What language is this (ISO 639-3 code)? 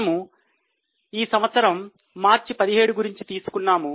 tel